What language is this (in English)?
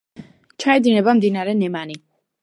Georgian